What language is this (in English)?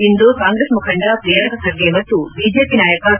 Kannada